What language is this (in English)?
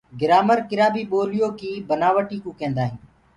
Gurgula